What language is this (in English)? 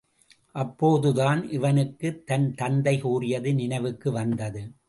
Tamil